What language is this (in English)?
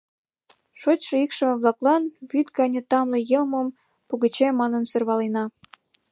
Mari